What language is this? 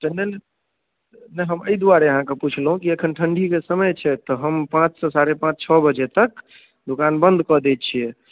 Maithili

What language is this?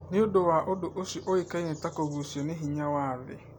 Kikuyu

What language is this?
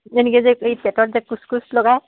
Assamese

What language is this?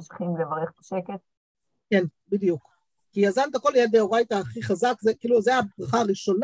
Hebrew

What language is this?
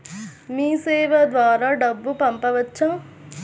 Telugu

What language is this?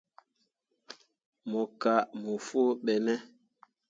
Mundang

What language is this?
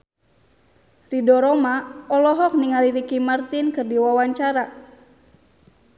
Sundanese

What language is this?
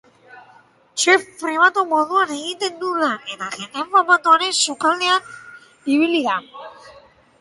Basque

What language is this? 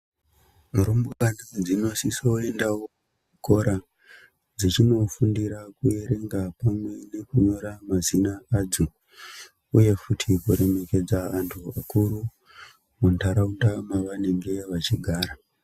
Ndau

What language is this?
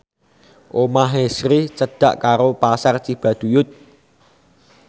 Javanese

